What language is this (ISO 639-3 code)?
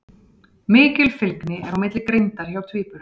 isl